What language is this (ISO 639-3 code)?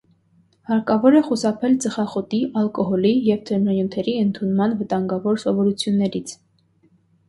hye